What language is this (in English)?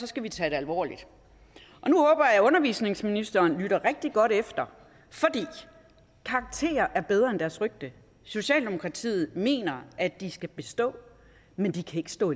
Danish